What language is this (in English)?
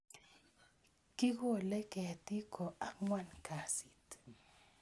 Kalenjin